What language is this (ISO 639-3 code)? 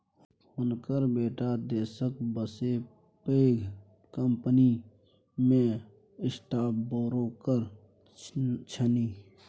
mai